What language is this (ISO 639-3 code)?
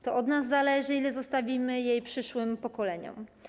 pol